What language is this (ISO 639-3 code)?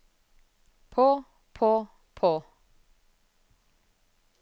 nor